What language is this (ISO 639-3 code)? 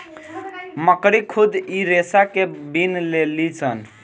bho